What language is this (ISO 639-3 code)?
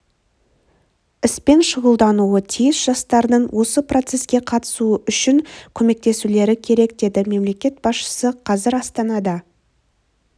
kaz